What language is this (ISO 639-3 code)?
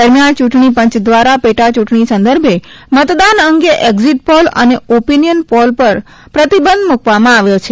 guj